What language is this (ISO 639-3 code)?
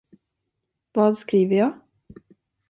swe